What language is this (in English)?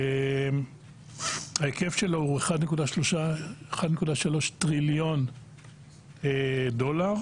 Hebrew